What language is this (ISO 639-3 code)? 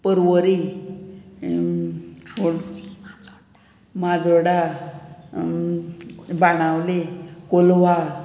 kok